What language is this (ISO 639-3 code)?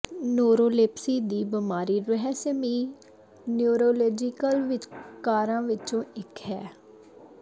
pan